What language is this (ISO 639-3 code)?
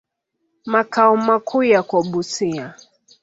swa